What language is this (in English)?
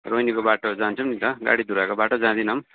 Nepali